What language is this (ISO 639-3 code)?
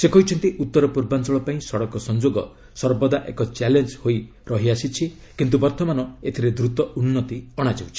ori